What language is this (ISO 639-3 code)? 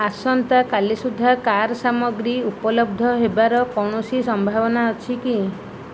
ori